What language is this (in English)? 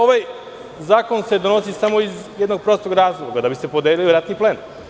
Serbian